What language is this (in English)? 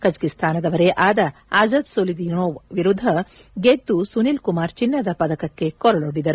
Kannada